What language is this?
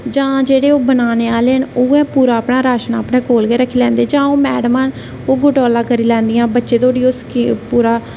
Dogri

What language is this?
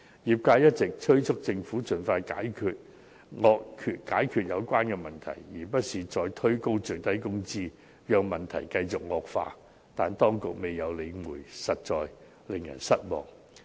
Cantonese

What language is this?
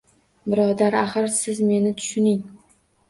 Uzbek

